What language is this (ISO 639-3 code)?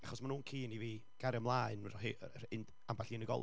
cym